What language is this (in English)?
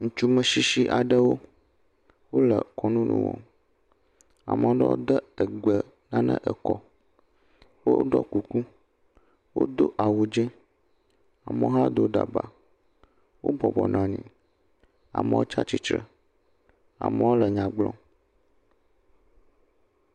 Ewe